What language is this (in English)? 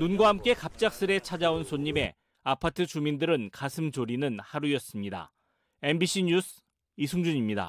Korean